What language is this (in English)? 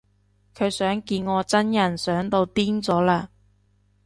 Cantonese